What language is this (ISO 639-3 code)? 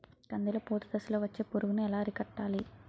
tel